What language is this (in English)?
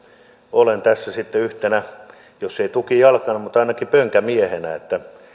Finnish